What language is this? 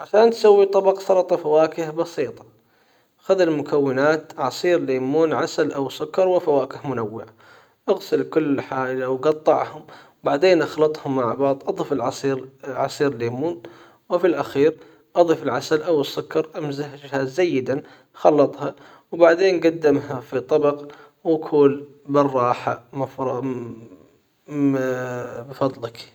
Hijazi Arabic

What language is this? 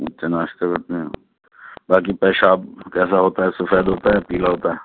Urdu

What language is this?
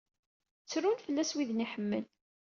Kabyle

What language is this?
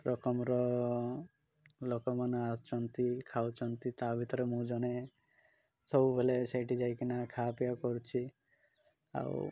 Odia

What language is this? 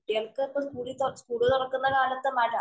Malayalam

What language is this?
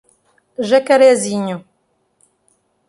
Portuguese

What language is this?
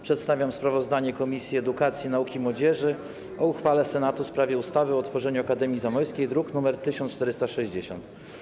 Polish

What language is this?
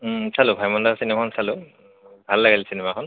Assamese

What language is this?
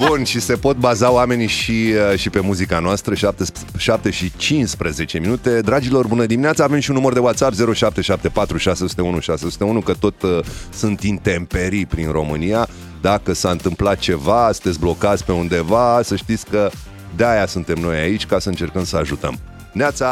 Romanian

